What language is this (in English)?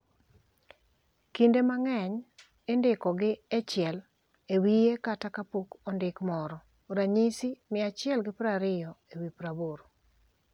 Luo (Kenya and Tanzania)